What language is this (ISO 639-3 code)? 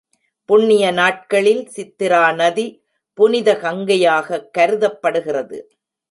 tam